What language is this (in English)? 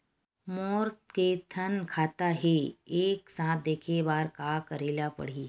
Chhattisgarhi